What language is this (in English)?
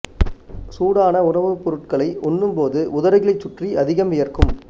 Tamil